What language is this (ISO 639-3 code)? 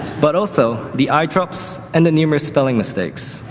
eng